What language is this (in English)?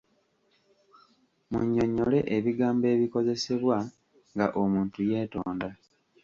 Ganda